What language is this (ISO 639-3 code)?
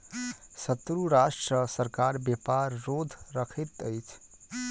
mai